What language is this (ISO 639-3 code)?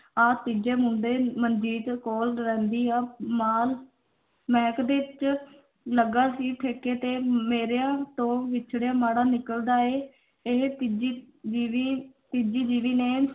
pan